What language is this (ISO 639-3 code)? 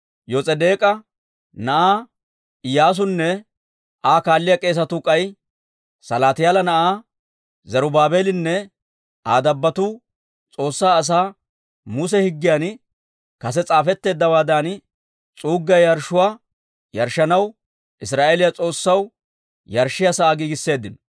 dwr